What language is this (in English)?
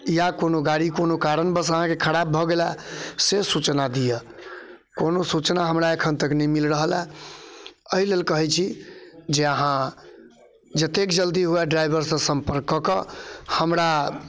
Maithili